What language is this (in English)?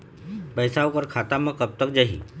Chhattisgarhi